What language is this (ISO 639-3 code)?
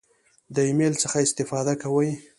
pus